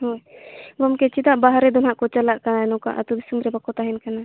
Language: Santali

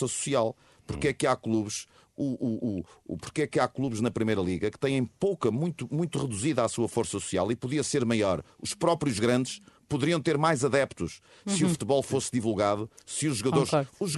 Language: Portuguese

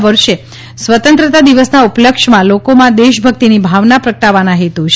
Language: Gujarati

